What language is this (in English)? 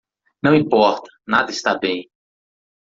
Portuguese